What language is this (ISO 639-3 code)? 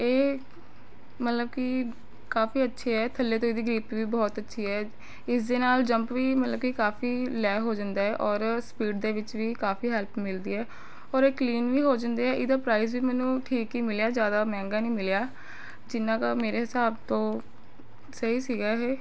pan